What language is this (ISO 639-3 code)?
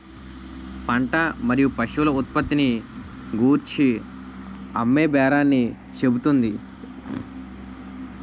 tel